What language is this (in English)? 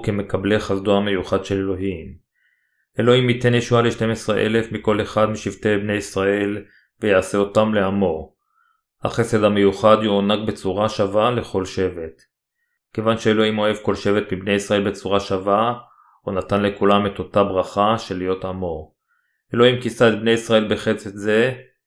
Hebrew